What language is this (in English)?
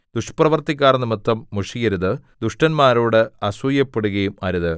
Malayalam